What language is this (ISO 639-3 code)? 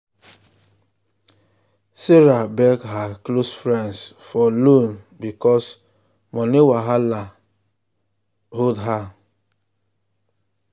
pcm